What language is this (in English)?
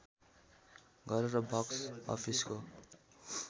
Nepali